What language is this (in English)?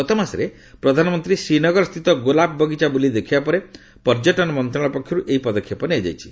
Odia